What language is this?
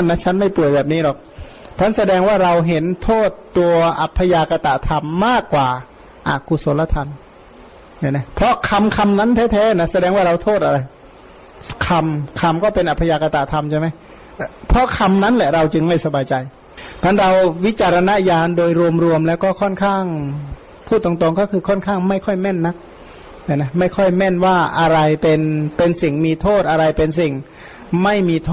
Thai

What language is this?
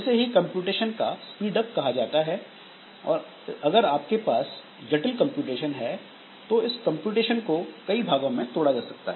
Hindi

